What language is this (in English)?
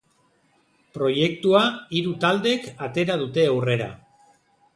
Basque